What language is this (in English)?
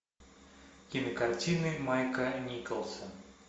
Russian